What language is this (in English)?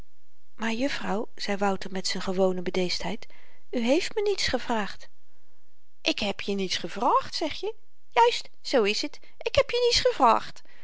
Dutch